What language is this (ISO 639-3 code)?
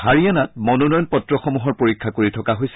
asm